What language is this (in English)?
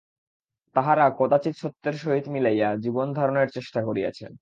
Bangla